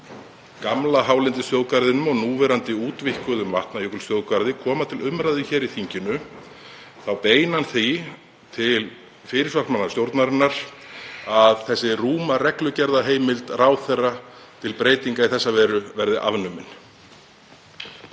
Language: Icelandic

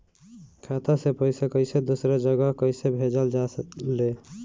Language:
Bhojpuri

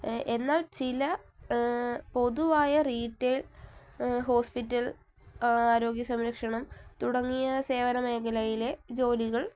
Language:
Malayalam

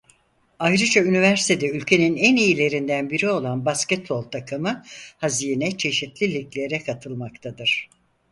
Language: Turkish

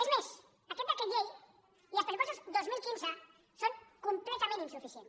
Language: Catalan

